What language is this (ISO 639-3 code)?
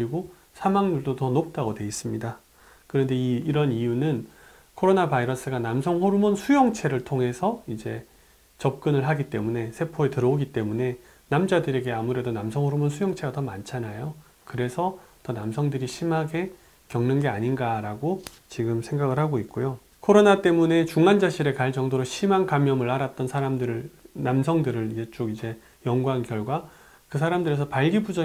kor